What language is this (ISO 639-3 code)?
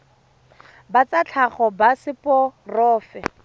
tsn